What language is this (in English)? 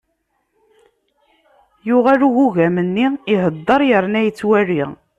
Kabyle